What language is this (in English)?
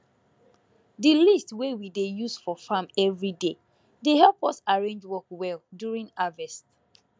Nigerian Pidgin